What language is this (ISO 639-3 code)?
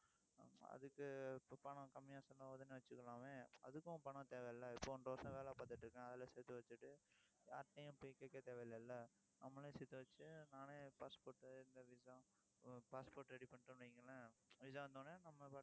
tam